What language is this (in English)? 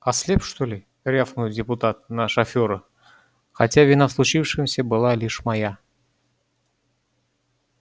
Russian